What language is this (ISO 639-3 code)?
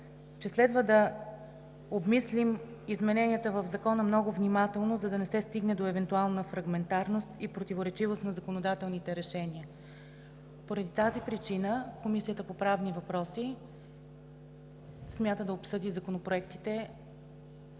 bul